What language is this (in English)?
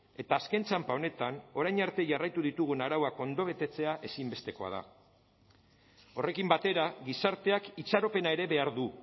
Basque